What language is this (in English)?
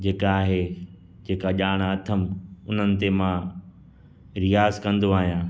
Sindhi